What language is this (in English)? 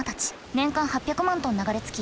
Japanese